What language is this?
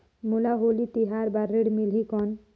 Chhattisgarhi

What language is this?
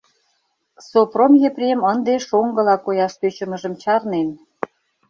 Mari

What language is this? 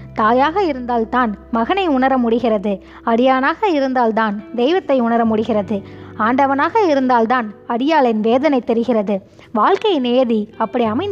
Tamil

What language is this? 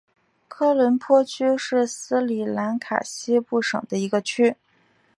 Chinese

